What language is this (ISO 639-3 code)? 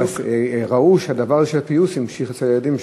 heb